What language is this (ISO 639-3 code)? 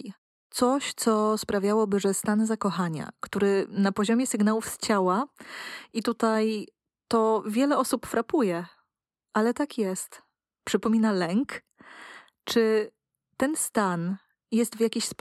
pol